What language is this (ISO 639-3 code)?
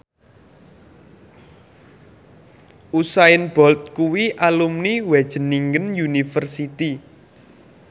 jav